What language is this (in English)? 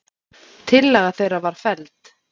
Icelandic